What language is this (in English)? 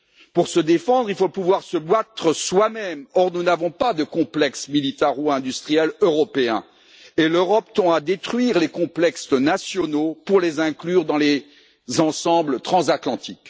French